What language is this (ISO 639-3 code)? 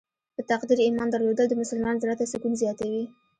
pus